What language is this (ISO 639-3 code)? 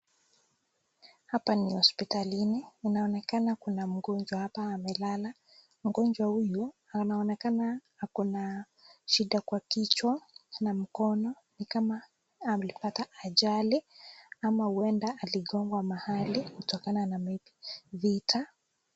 swa